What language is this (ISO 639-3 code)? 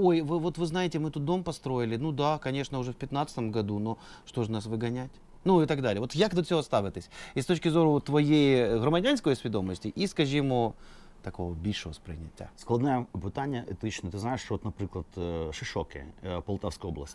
ukr